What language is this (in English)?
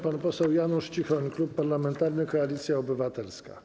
Polish